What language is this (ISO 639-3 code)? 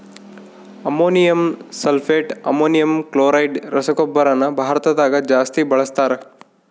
kan